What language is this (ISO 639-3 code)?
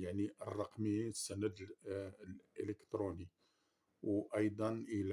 ara